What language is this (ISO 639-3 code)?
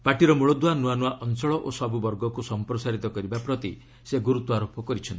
ori